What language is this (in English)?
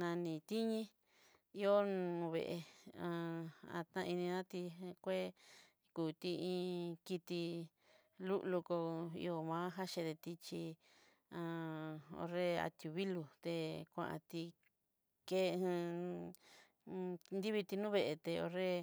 Southeastern Nochixtlán Mixtec